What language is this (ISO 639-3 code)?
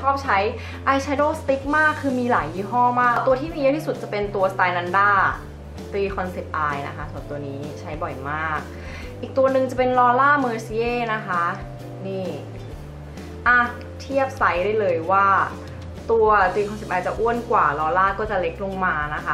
tha